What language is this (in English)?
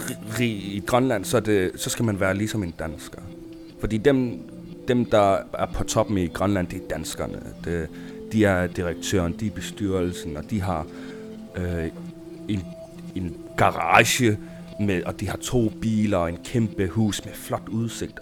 Danish